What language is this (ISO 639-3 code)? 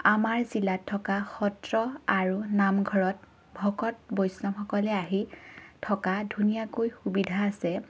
asm